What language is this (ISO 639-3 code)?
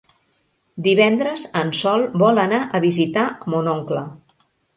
cat